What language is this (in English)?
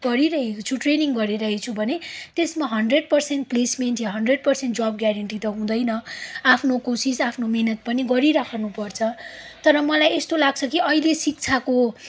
Nepali